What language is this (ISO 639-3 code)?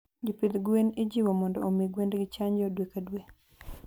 luo